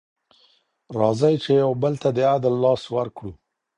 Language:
Pashto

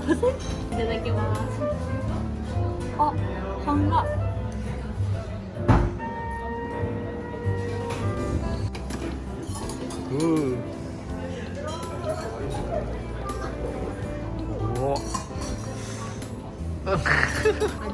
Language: Indonesian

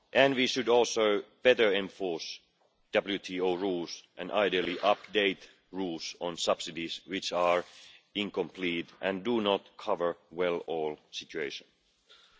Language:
English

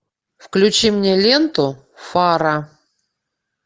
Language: Russian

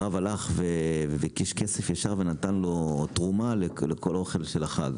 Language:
Hebrew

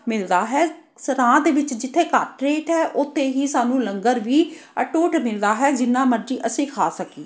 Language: Punjabi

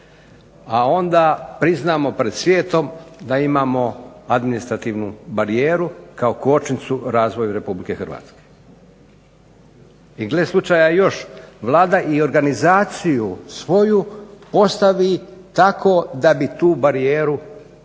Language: Croatian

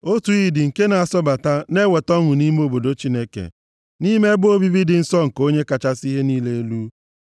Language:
Igbo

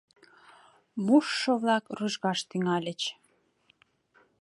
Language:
Mari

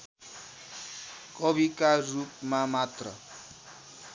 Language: Nepali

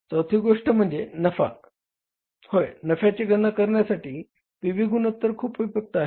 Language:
Marathi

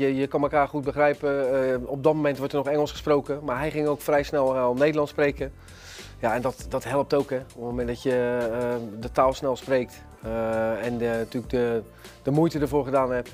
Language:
Dutch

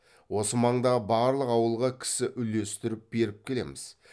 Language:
Kazakh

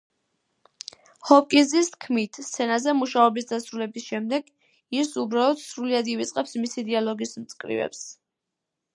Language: Georgian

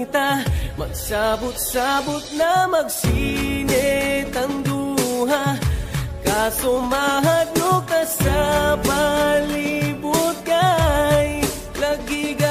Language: Indonesian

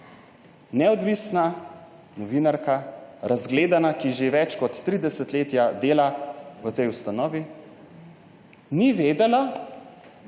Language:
Slovenian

